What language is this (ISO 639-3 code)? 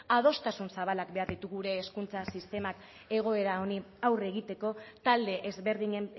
eus